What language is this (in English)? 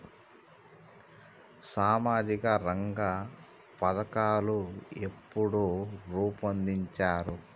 Telugu